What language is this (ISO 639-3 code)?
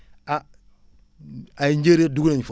wol